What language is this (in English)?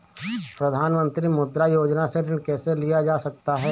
Hindi